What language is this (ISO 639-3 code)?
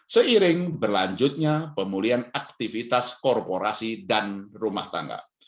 ind